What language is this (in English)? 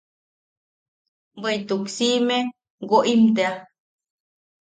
Yaqui